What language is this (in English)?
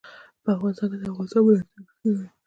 Pashto